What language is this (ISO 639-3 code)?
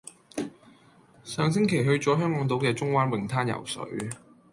yue